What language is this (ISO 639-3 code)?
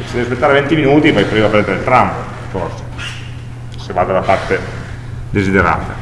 ita